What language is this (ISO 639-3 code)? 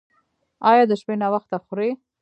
pus